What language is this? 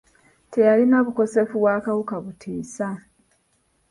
Ganda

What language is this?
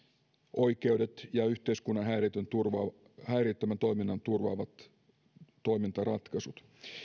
Finnish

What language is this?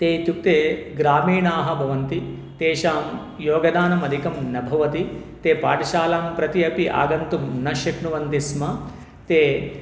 Sanskrit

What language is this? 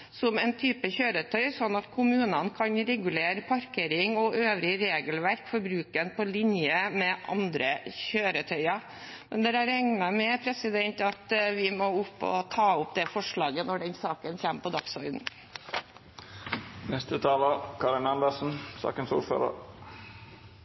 Norwegian Bokmål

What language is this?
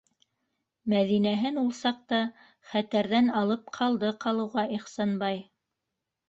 Bashkir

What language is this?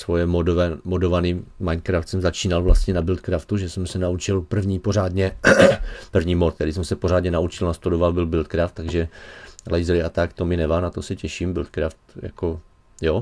Czech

